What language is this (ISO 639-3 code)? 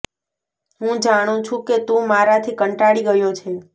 guj